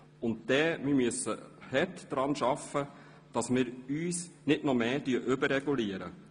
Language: Swiss German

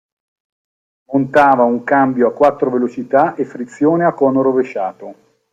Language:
Italian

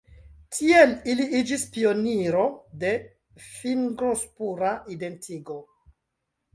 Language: Esperanto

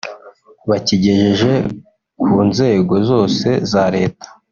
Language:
Kinyarwanda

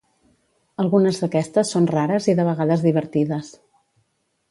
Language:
Catalan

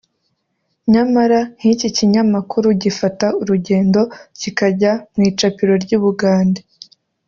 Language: Kinyarwanda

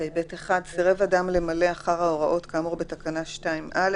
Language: Hebrew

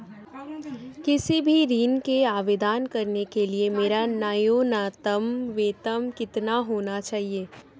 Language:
Hindi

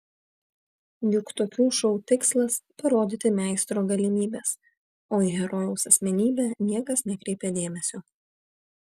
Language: Lithuanian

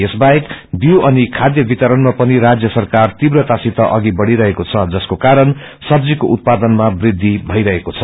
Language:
Nepali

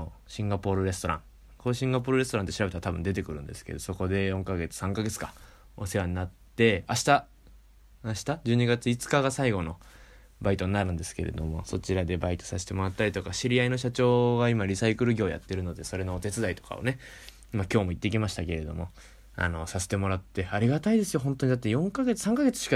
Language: Japanese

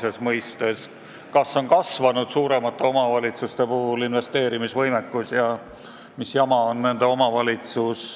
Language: Estonian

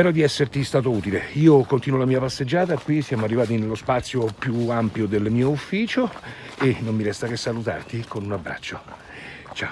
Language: Italian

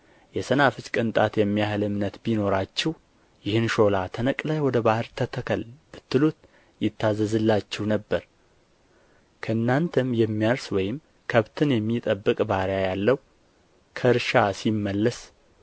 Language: Amharic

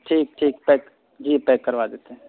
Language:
Urdu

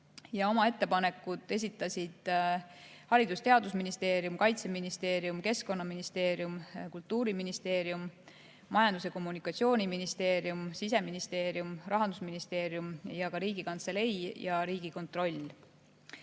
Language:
Estonian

